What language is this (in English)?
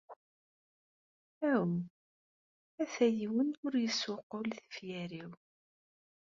Kabyle